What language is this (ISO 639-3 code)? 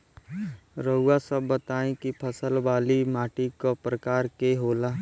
bho